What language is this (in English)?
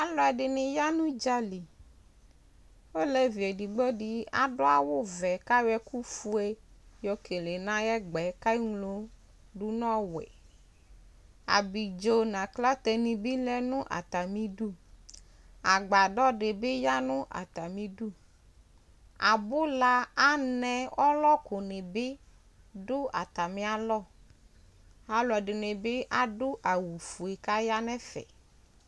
Ikposo